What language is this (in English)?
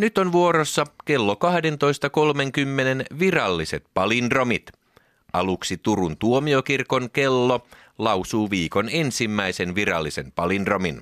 Finnish